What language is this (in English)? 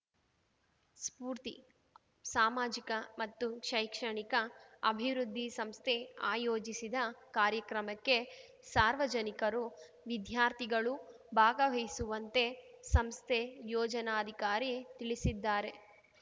Kannada